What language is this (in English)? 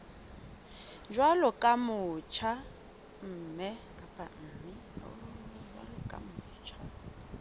Southern Sotho